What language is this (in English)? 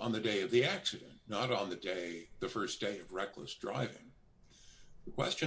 English